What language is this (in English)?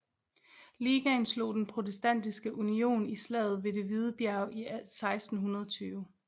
Danish